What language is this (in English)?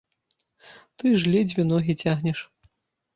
Belarusian